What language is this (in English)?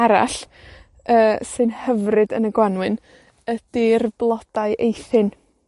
Welsh